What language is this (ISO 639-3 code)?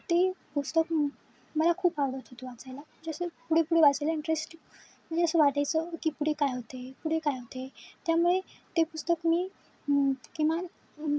mar